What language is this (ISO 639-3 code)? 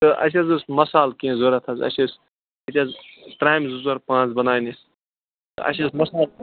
kas